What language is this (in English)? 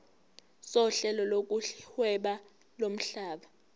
Zulu